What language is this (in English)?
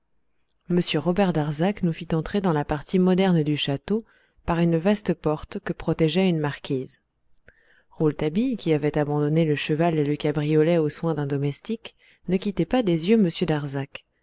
French